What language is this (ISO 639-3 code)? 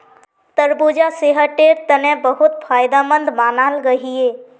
mag